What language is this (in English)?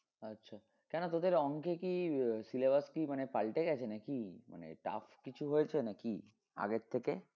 Bangla